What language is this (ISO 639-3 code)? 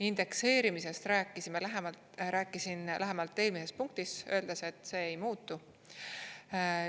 est